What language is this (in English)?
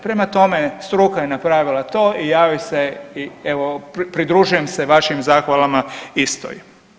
Croatian